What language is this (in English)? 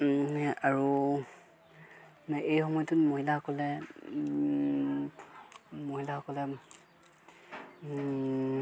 Assamese